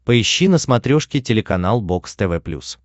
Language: Russian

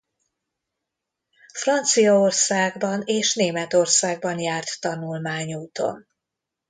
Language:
Hungarian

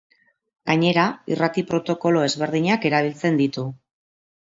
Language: Basque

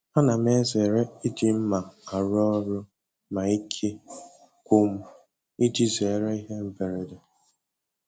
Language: Igbo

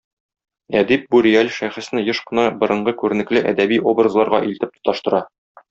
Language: Tatar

